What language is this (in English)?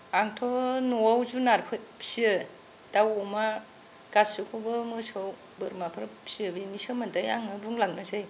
Bodo